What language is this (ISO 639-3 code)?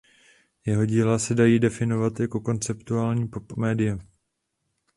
ces